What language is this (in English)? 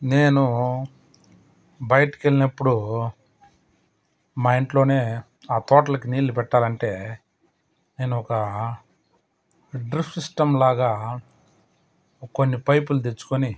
Telugu